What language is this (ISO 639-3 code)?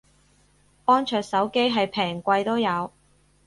yue